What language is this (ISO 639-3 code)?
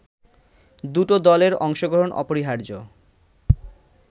ben